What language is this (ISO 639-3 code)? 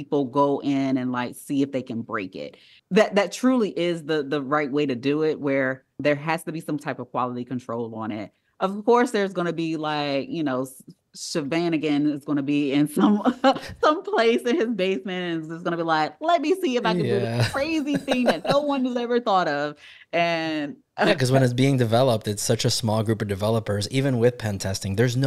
eng